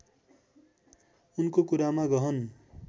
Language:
Nepali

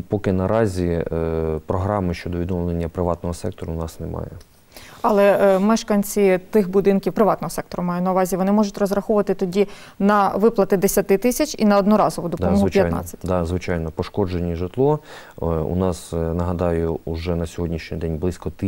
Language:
Ukrainian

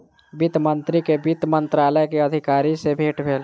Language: Maithili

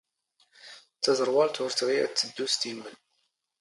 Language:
Standard Moroccan Tamazight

